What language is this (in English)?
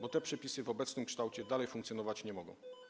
Polish